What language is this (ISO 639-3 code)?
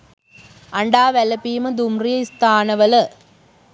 sin